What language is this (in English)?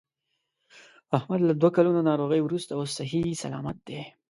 Pashto